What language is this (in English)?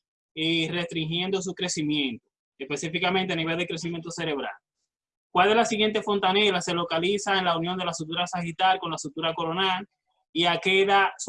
Spanish